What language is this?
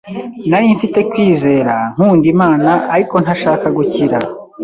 Kinyarwanda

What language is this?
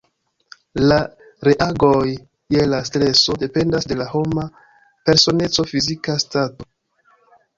Esperanto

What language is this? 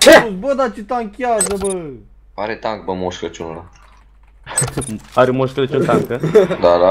Romanian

